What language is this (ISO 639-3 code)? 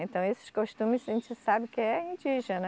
por